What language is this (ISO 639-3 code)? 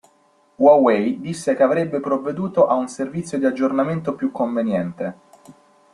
ita